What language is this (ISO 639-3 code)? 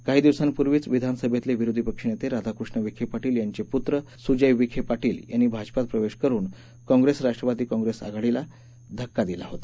mar